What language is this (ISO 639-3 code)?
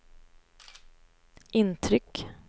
swe